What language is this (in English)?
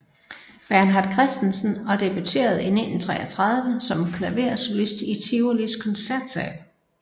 Danish